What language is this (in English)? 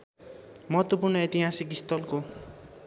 Nepali